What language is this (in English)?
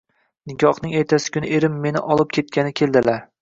Uzbek